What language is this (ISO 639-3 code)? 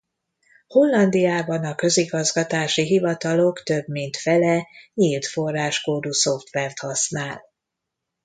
hun